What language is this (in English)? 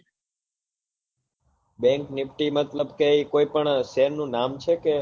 Gujarati